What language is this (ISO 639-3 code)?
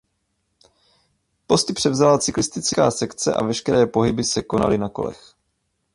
ces